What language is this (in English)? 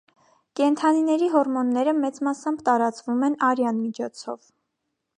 Armenian